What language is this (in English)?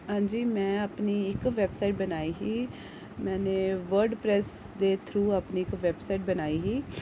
Dogri